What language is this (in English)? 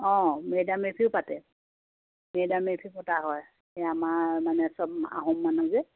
Assamese